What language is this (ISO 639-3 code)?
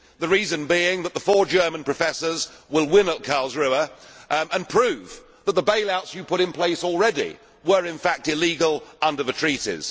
eng